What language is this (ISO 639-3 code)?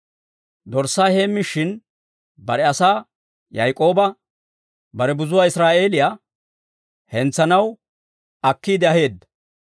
dwr